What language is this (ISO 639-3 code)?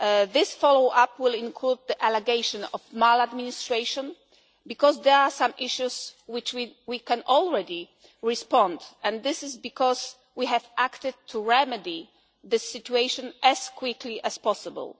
eng